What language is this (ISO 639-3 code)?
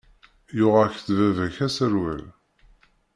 kab